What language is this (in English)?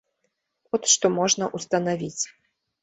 Belarusian